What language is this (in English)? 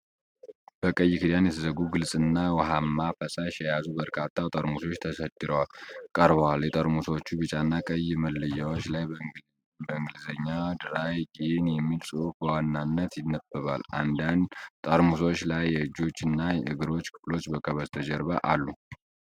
Amharic